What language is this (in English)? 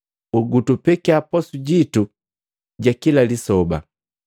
Matengo